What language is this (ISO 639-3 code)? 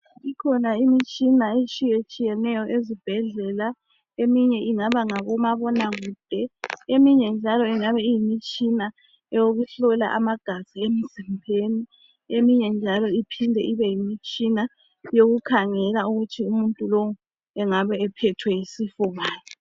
nde